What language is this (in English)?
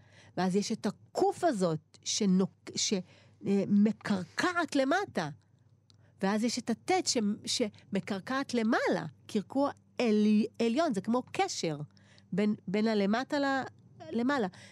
Hebrew